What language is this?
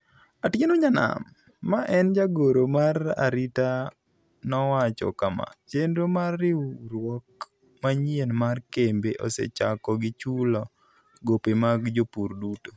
Luo (Kenya and Tanzania)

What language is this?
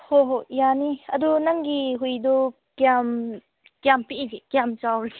Manipuri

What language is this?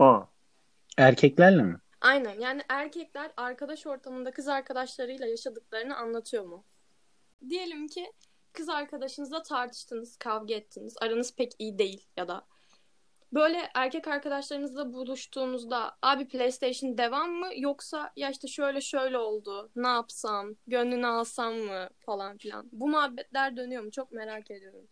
Turkish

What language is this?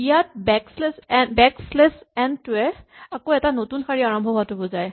Assamese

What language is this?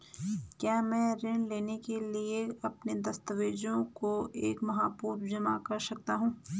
Hindi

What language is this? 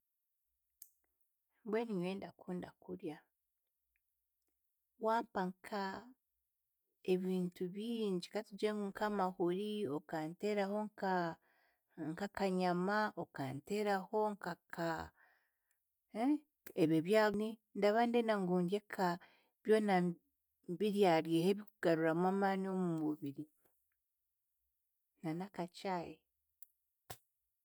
Chiga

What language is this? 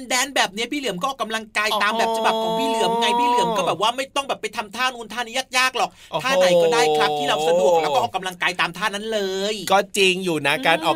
Thai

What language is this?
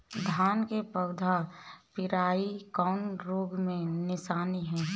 Bhojpuri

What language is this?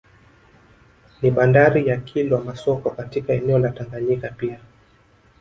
Swahili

